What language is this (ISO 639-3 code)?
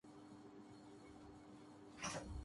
urd